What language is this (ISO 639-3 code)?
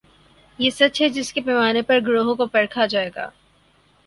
urd